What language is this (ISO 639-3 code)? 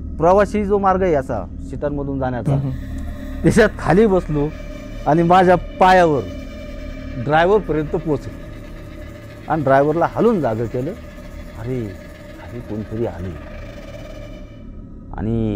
ron